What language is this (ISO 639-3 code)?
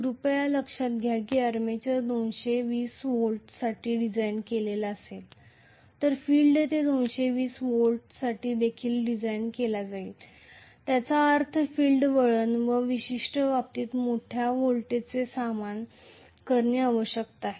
mar